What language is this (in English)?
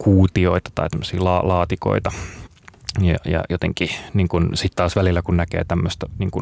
Finnish